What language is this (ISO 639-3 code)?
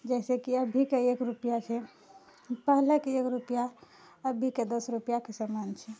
mai